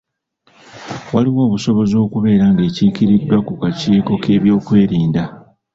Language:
Ganda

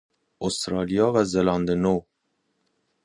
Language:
Persian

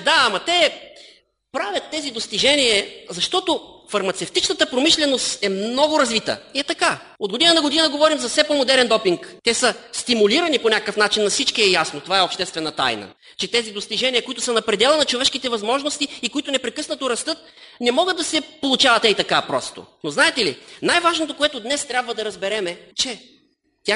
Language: Bulgarian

